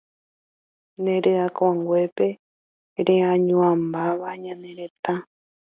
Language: Guarani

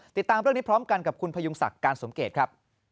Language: Thai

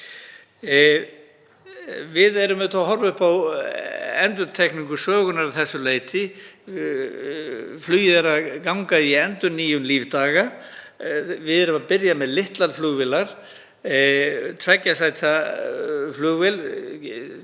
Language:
Icelandic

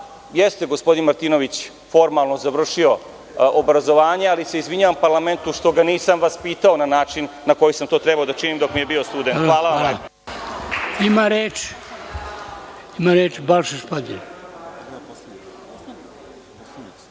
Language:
Serbian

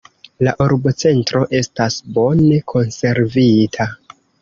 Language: Esperanto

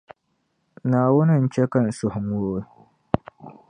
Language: Dagbani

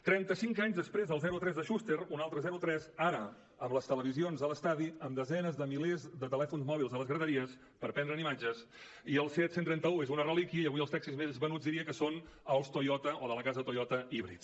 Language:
Catalan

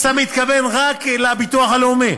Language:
Hebrew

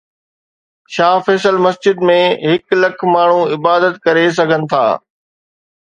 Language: Sindhi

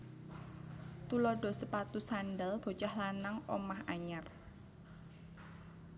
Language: Javanese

